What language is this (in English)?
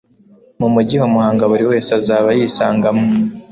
Kinyarwanda